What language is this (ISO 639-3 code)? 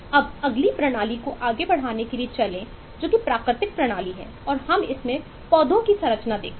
hin